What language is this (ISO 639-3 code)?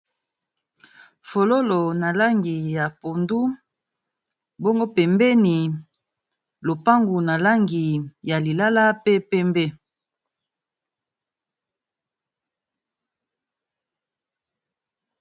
lin